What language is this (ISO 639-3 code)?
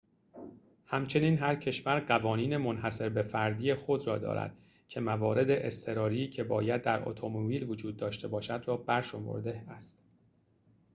fas